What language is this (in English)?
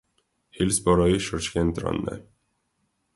Armenian